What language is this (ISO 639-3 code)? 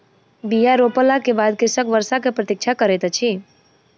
mai